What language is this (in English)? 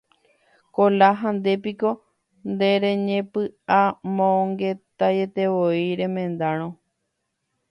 Guarani